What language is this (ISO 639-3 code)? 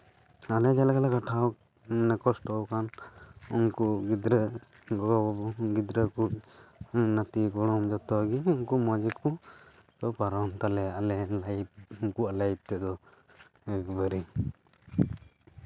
sat